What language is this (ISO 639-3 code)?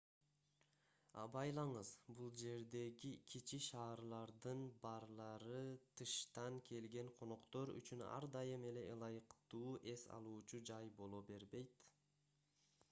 kir